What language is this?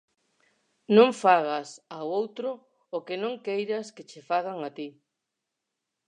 Galician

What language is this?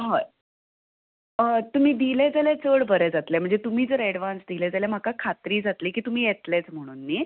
Konkani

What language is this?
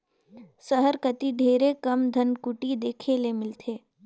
Chhattisgarhi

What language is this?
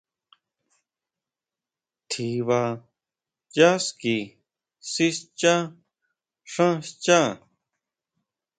Huautla Mazatec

